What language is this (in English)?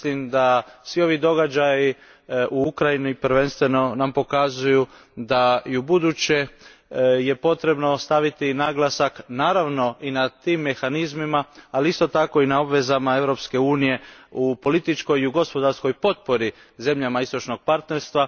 Croatian